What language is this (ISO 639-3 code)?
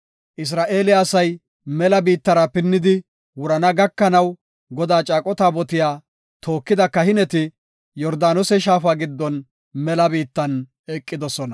gof